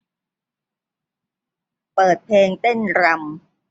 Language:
Thai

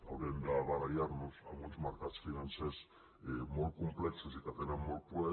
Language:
Catalan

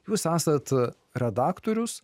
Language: Lithuanian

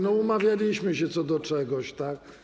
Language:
Polish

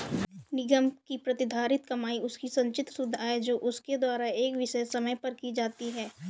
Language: Hindi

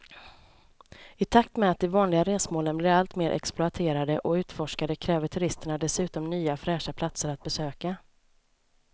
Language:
Swedish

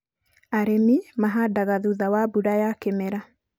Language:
Kikuyu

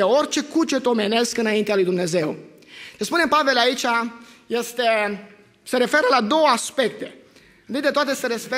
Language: Romanian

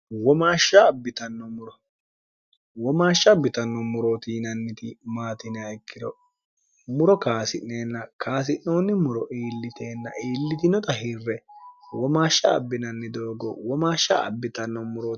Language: Sidamo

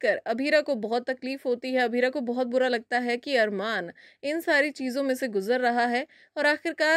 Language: Hindi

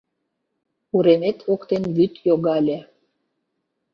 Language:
Mari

